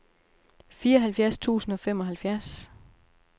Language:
Danish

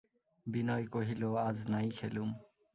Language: Bangla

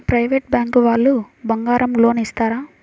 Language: Telugu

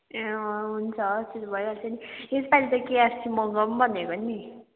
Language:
Nepali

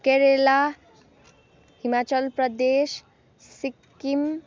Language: Nepali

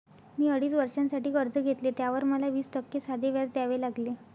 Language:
Marathi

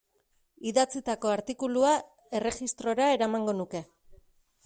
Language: Basque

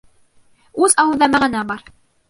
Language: Bashkir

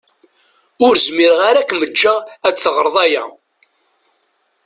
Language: Kabyle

